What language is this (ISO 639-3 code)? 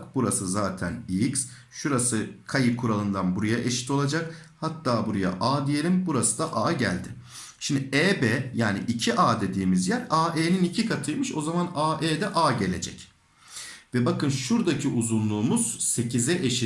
tur